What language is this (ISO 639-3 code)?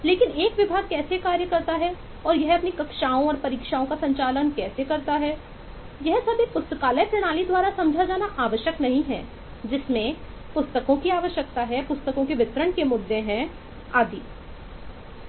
hin